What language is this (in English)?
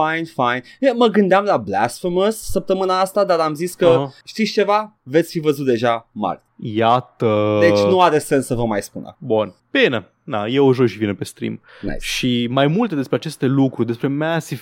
Romanian